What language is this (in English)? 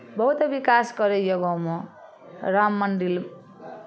Maithili